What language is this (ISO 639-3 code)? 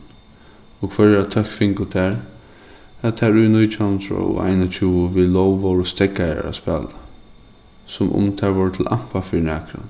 fao